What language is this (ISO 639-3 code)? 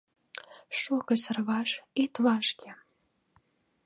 chm